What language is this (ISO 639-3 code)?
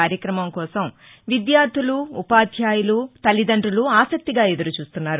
tel